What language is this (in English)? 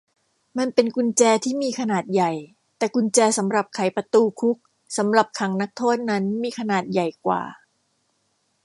Thai